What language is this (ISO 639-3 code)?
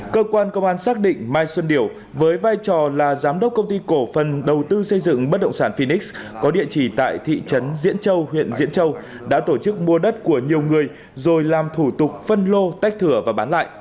vie